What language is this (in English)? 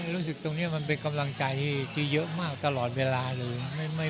Thai